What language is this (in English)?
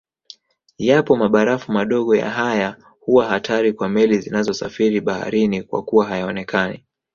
Swahili